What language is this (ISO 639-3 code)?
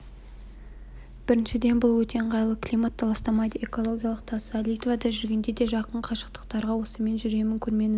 kaz